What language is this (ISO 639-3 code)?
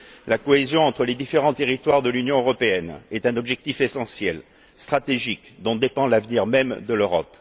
fra